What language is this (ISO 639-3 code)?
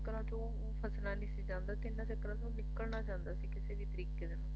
pan